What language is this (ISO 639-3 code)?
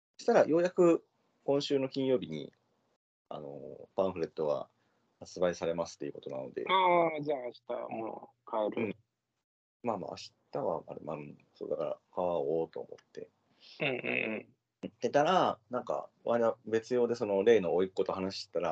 jpn